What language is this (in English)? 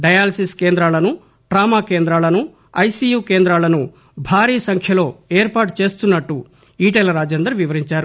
Telugu